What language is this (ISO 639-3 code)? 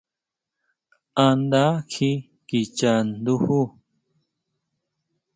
mau